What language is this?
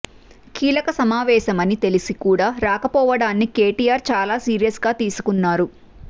Telugu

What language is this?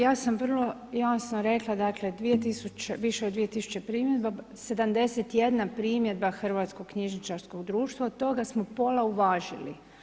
Croatian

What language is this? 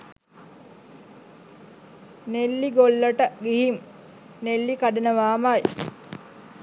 Sinhala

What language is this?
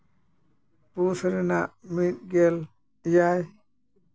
Santali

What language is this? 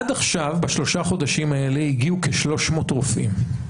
Hebrew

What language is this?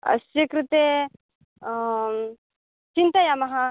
Sanskrit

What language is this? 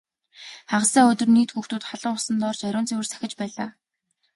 Mongolian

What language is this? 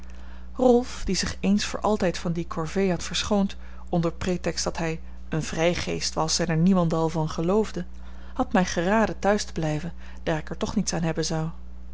Dutch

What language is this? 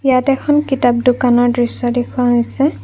Assamese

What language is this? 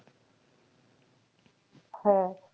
Bangla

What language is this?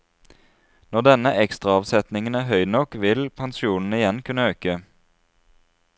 Norwegian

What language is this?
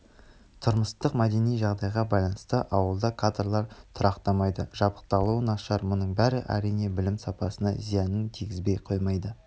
Kazakh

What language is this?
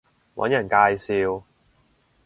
Cantonese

